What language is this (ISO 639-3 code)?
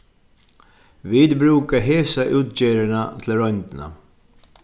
fao